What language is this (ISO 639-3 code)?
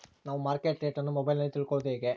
kan